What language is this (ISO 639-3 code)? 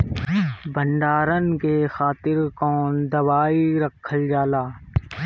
bho